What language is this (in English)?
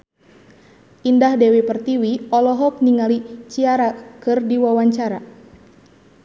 Sundanese